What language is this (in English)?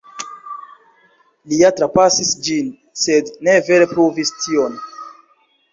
Esperanto